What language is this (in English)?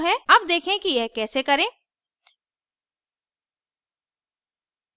Hindi